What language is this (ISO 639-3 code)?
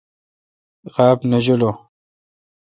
xka